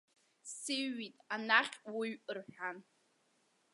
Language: Abkhazian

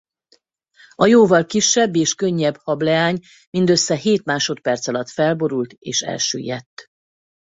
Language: Hungarian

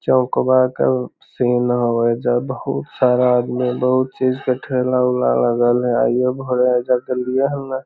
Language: Magahi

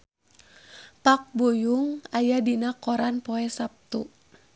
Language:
Sundanese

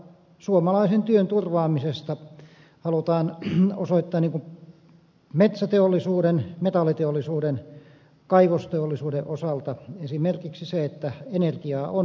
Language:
Finnish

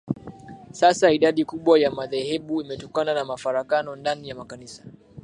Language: Swahili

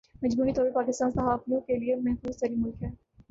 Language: Urdu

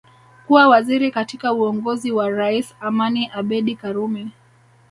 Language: Swahili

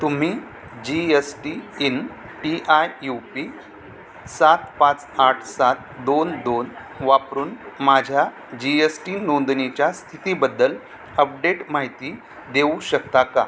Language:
Marathi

